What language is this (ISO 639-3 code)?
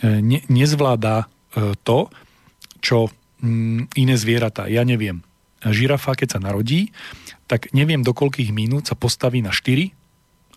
slk